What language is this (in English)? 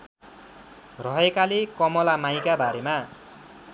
Nepali